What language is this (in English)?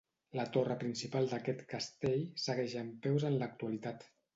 Catalan